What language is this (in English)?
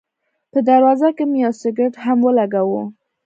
Pashto